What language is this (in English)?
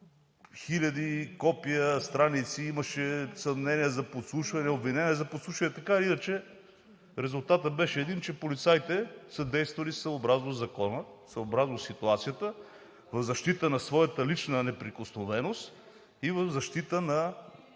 Bulgarian